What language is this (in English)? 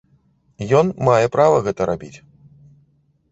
Belarusian